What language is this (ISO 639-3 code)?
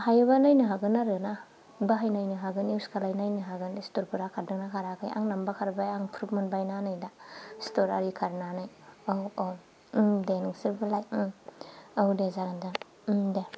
brx